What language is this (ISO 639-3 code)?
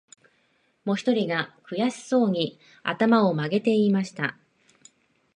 jpn